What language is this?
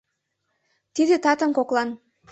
Mari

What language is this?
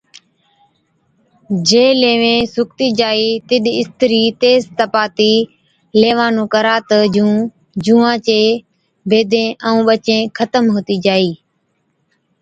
Od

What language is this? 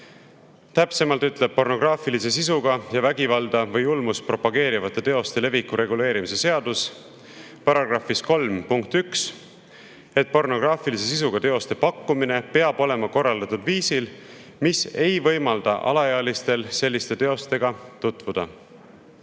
Estonian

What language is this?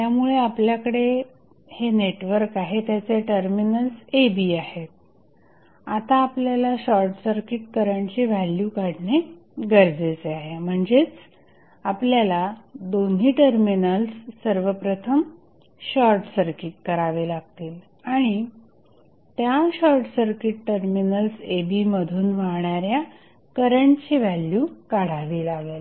Marathi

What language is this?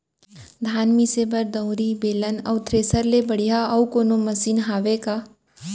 Chhattisgarhi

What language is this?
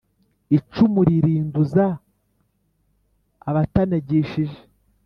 Kinyarwanda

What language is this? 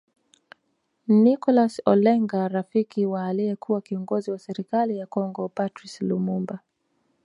Swahili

